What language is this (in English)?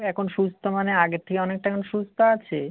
Bangla